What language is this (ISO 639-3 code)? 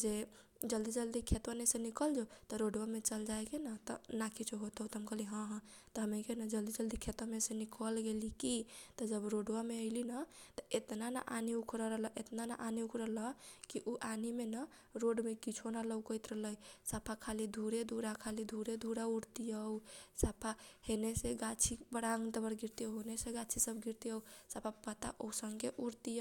thq